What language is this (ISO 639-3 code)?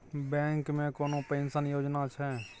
mai